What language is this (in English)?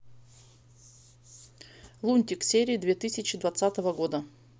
Russian